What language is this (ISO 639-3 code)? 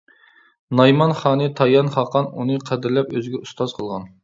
uig